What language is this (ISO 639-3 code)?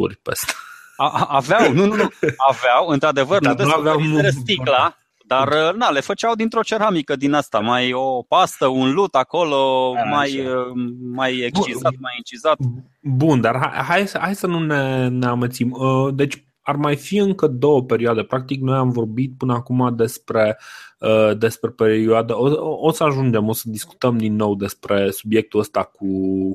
ron